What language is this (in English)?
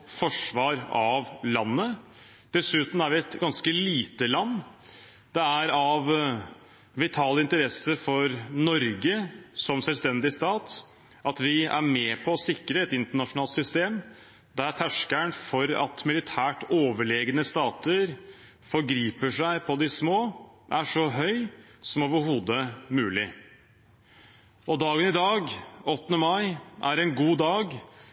Norwegian Bokmål